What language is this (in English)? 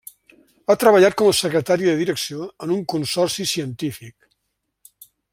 Catalan